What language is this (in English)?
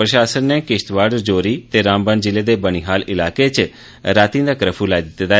Dogri